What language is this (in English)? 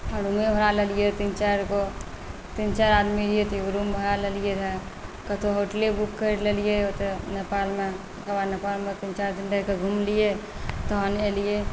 Maithili